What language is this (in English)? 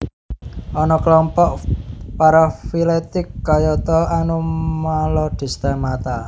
Javanese